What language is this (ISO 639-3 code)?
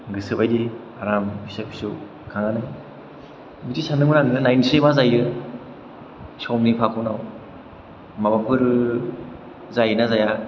brx